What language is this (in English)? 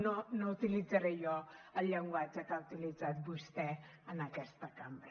Catalan